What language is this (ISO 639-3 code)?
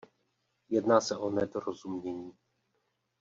ces